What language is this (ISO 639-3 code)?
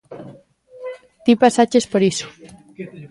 glg